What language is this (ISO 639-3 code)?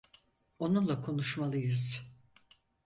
tur